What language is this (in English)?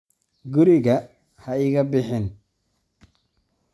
Somali